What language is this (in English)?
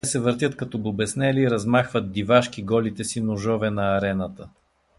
Bulgarian